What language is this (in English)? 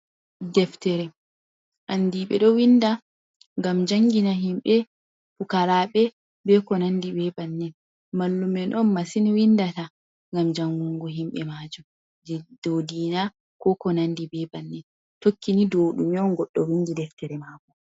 Fula